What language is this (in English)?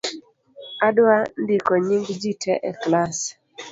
Luo (Kenya and Tanzania)